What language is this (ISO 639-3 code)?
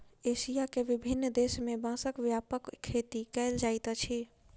mai